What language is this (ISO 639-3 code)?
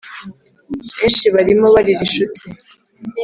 kin